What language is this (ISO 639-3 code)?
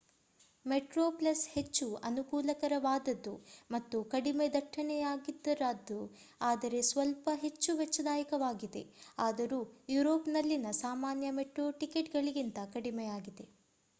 kan